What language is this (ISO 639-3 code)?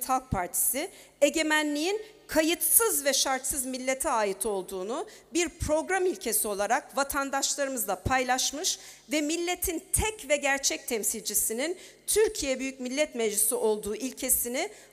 tur